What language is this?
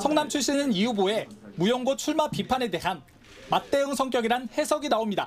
Korean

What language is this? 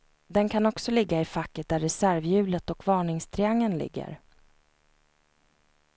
Swedish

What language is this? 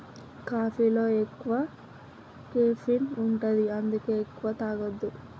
Telugu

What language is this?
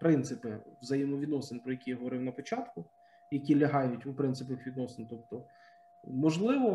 Ukrainian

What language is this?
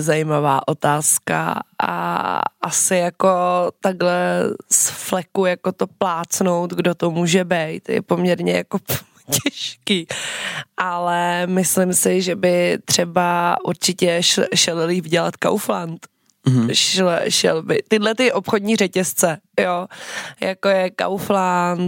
Czech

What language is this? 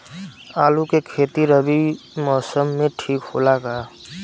Bhojpuri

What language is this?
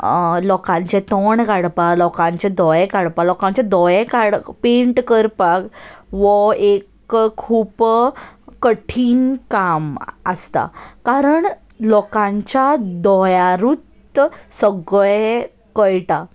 Konkani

